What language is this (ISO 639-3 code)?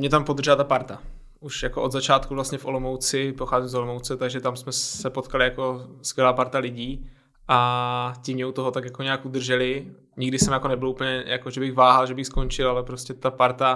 ces